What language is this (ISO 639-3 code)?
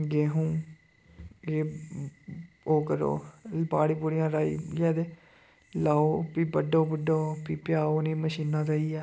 doi